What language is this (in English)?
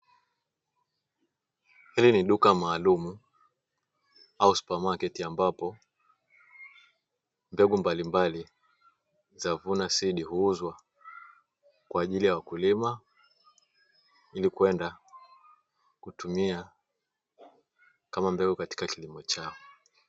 Swahili